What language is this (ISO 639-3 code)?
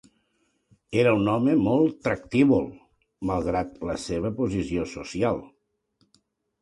cat